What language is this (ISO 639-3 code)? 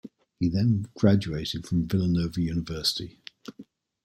eng